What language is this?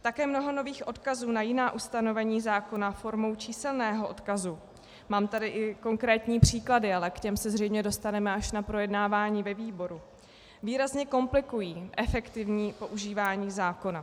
Czech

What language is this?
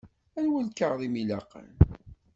Kabyle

